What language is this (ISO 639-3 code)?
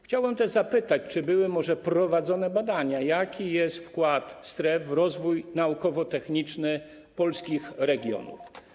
pol